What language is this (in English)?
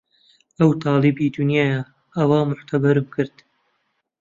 Central Kurdish